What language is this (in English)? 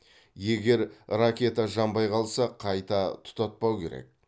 Kazakh